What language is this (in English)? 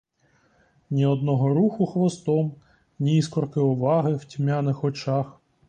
Ukrainian